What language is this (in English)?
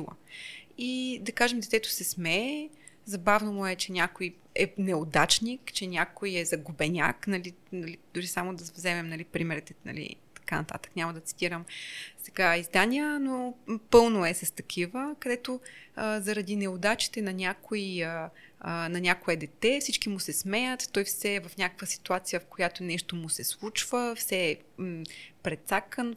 Bulgarian